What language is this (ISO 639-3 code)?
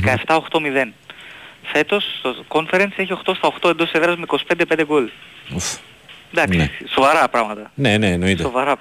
ell